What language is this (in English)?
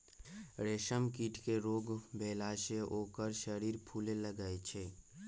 Magahi